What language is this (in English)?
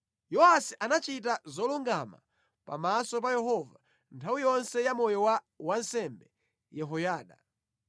Nyanja